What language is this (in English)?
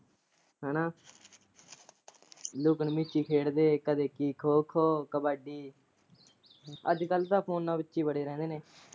Punjabi